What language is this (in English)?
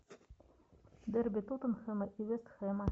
Russian